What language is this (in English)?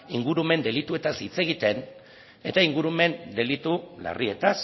Basque